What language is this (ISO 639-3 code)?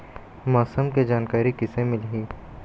hne